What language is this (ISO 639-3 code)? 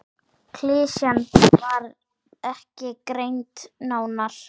isl